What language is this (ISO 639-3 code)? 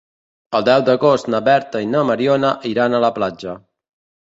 cat